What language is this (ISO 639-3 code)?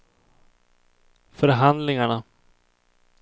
swe